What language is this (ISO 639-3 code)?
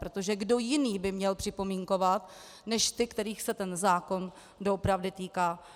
ces